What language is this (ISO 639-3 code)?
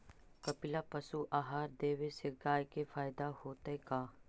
mag